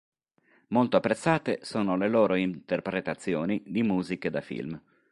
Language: Italian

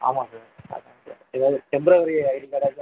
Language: Tamil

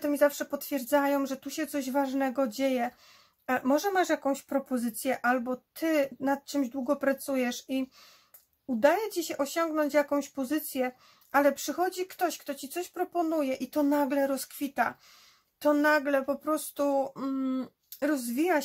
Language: Polish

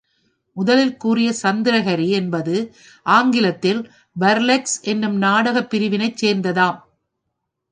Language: Tamil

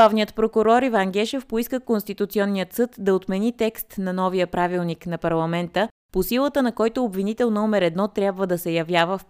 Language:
Bulgarian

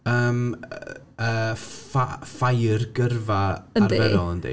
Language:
Welsh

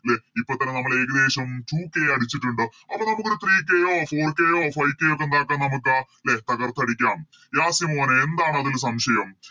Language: Malayalam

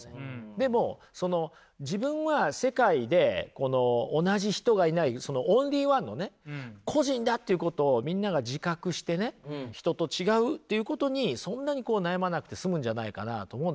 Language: Japanese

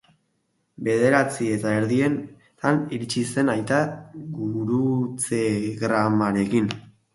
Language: Basque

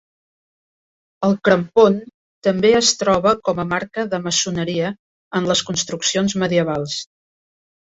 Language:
Catalan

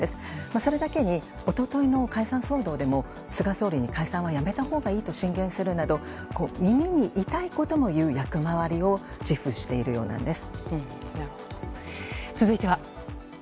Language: Japanese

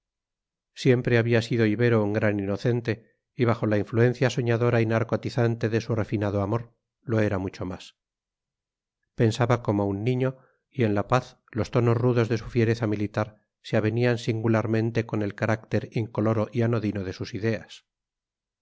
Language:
Spanish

